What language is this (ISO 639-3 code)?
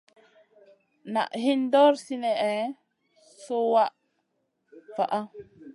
mcn